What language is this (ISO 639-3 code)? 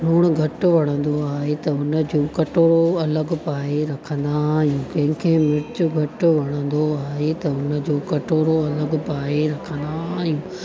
snd